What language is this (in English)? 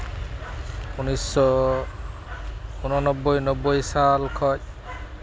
Santali